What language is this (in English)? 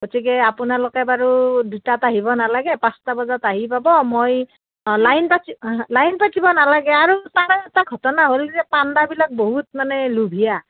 Assamese